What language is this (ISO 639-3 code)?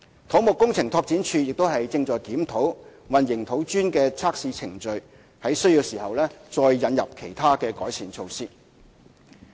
yue